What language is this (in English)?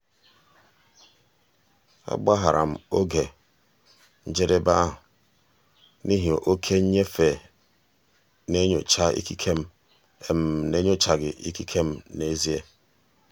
Igbo